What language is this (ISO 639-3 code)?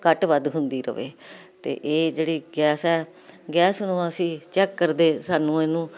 pan